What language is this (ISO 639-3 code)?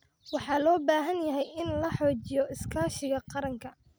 som